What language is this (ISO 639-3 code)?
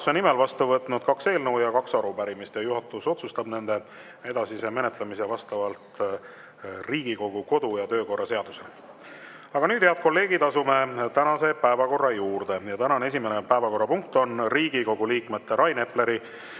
est